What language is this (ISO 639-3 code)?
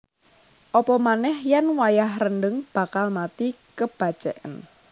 jav